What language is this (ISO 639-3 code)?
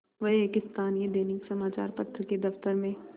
hin